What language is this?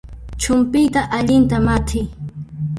Puno Quechua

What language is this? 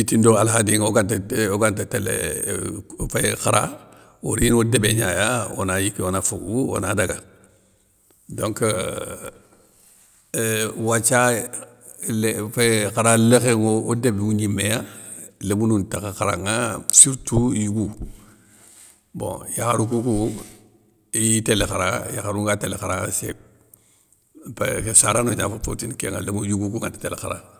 Soninke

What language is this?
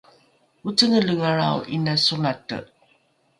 Rukai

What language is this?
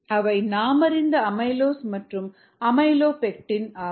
Tamil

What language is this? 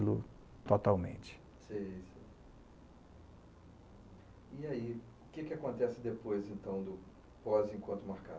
Portuguese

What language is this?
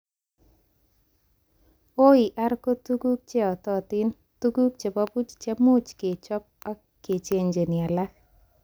Kalenjin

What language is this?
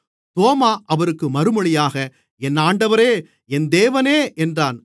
Tamil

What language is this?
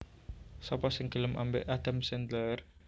Javanese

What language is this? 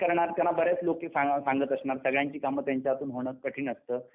Marathi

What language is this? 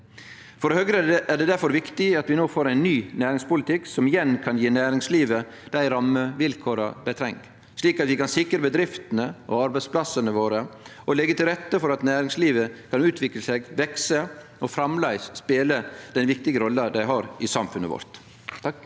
Norwegian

